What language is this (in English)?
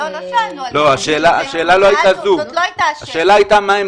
Hebrew